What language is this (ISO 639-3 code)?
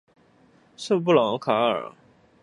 zho